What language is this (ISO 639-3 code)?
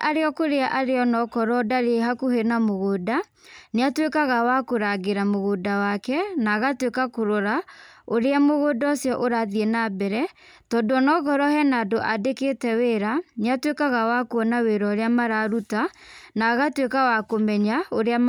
kik